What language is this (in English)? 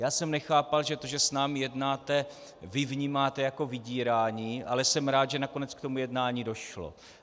Czech